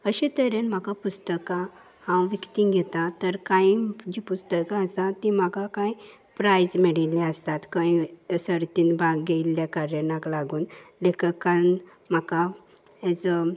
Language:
Konkani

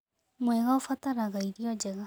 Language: Kikuyu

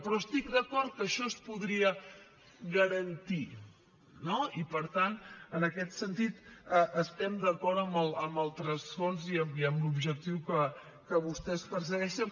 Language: Catalan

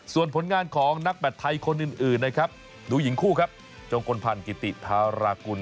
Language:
Thai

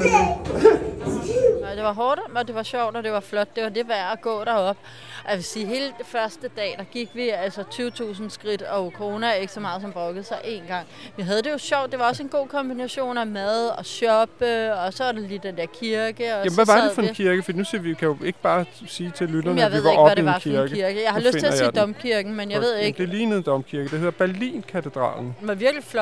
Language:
Danish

